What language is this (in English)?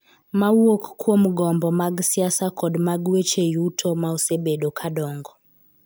Luo (Kenya and Tanzania)